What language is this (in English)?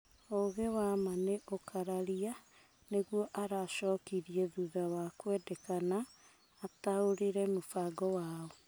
Kikuyu